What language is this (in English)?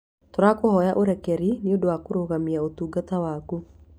Kikuyu